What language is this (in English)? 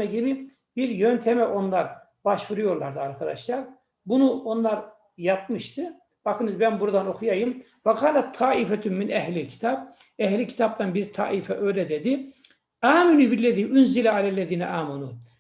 Turkish